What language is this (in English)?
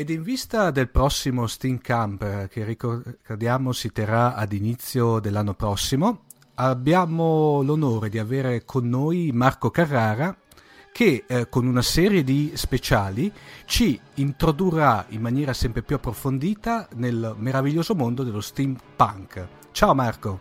Italian